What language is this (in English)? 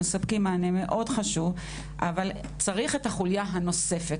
Hebrew